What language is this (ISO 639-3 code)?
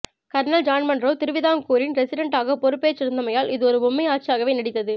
tam